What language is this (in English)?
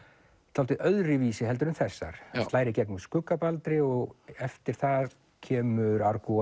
Icelandic